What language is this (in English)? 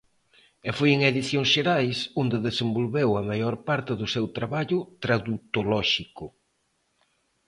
Galician